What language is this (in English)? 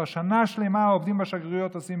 Hebrew